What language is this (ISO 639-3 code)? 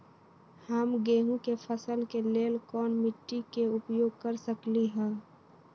mag